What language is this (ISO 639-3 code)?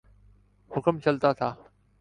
urd